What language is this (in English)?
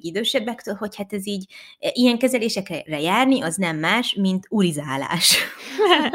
Hungarian